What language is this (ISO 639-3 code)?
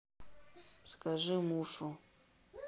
rus